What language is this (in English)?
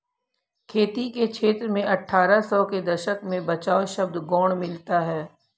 Hindi